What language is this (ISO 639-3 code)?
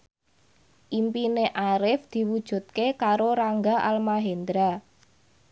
jav